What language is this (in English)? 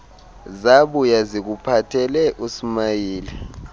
Xhosa